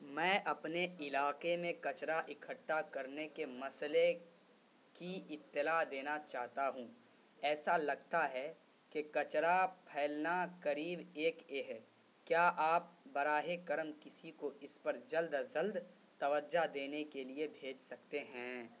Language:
Urdu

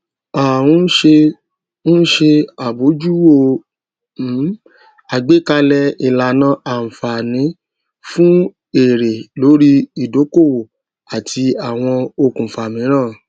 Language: Yoruba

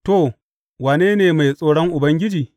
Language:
Hausa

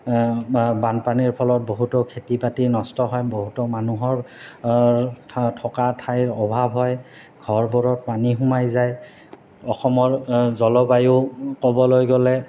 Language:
Assamese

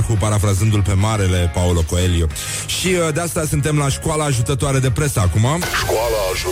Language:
Romanian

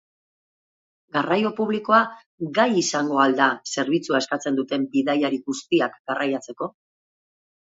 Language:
Basque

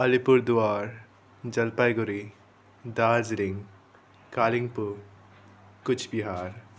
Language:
Nepali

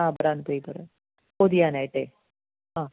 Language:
Malayalam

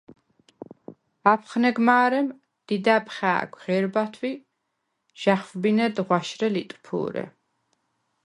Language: Svan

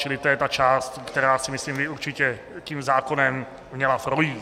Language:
Czech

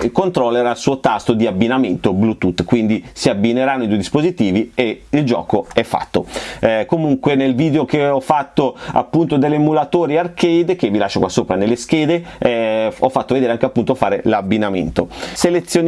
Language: Italian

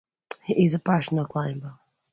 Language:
English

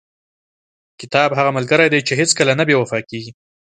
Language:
Pashto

